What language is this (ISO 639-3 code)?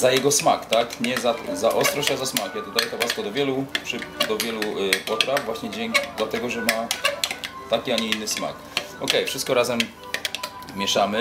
pol